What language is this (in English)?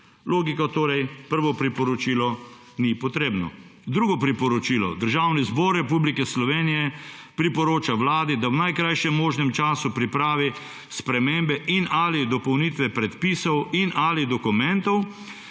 Slovenian